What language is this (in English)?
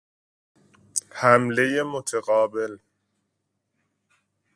Persian